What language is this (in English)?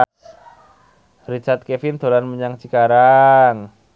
Javanese